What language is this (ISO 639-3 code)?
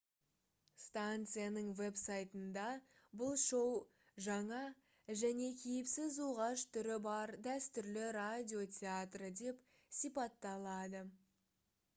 kaz